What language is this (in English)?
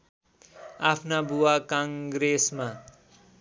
Nepali